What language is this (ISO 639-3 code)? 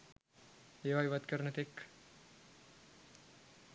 sin